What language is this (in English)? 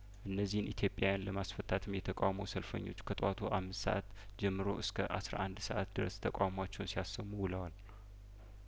Amharic